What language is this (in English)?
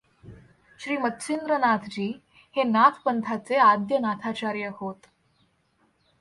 Marathi